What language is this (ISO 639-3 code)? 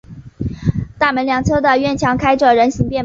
zho